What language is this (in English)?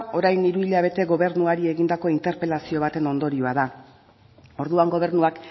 Basque